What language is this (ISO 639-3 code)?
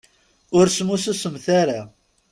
kab